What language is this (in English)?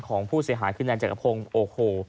Thai